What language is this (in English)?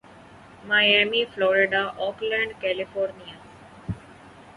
Urdu